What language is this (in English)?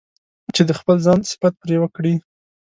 Pashto